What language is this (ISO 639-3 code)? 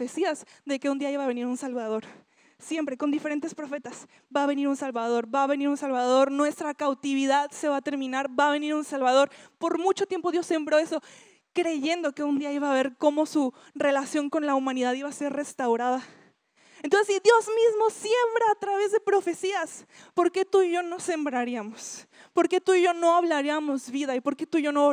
spa